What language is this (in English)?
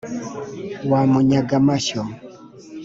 Kinyarwanda